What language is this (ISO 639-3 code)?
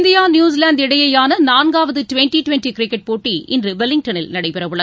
tam